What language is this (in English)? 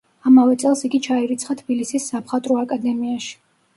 Georgian